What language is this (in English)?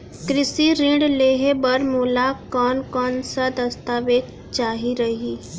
Chhattisgarhi